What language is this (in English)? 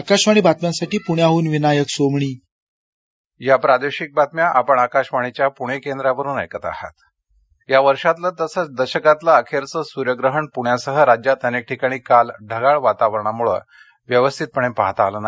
Marathi